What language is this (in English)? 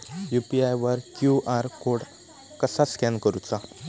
Marathi